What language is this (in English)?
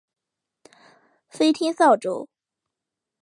Chinese